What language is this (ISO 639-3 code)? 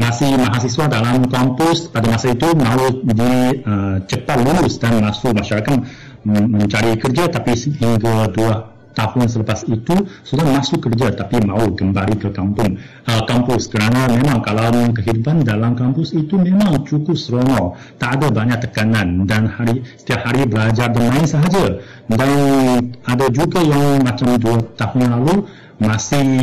msa